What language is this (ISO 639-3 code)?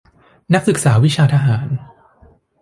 tha